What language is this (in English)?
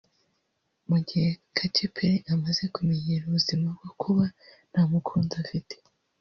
Kinyarwanda